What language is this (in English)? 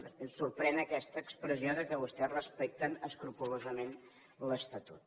Catalan